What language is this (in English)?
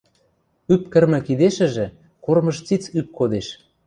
Western Mari